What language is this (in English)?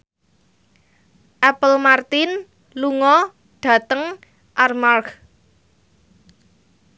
Javanese